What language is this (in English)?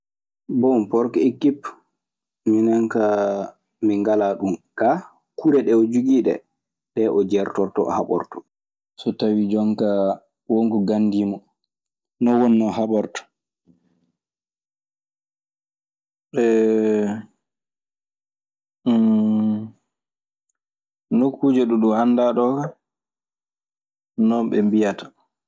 Maasina Fulfulde